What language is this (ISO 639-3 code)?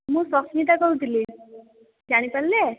ori